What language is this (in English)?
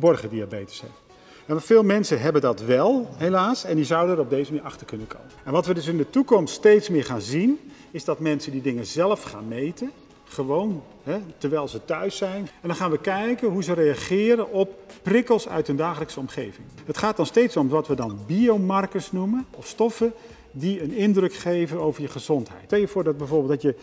Dutch